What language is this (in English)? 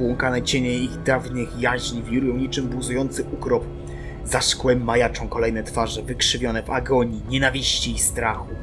Polish